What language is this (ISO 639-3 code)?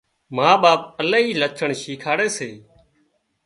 kxp